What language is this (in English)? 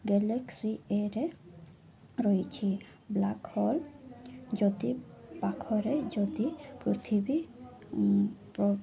Odia